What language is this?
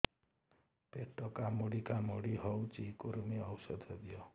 Odia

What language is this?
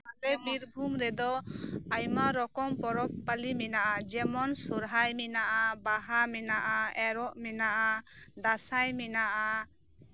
Santali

